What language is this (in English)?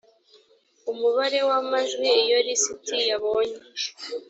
Kinyarwanda